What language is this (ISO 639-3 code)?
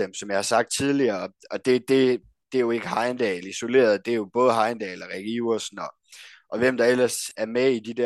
dan